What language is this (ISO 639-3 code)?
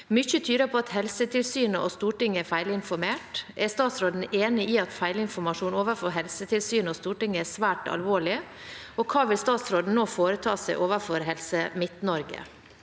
nor